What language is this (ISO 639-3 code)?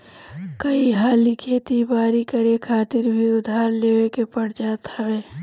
bho